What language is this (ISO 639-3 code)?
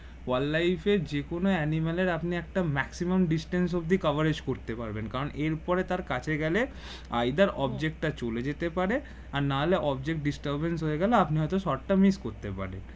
ben